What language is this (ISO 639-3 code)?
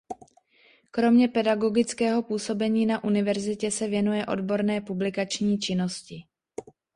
ces